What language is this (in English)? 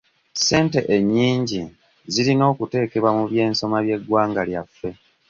Ganda